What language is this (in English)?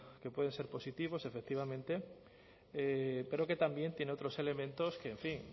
Spanish